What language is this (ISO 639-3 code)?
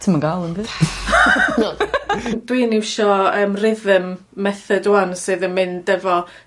cym